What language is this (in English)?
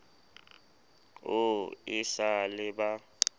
Southern Sotho